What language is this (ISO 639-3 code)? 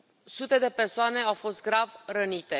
ron